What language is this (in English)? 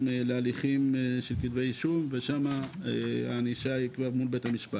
Hebrew